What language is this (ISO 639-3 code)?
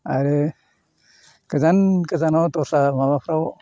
brx